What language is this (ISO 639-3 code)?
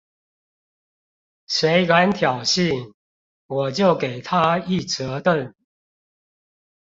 zho